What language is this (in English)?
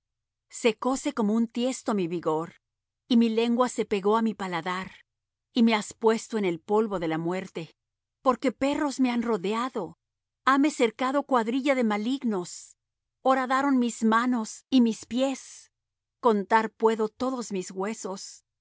Spanish